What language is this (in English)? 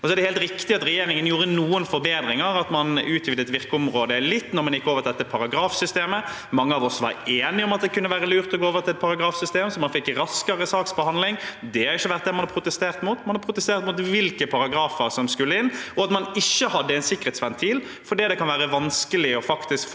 Norwegian